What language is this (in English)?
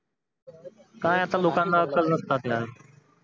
Marathi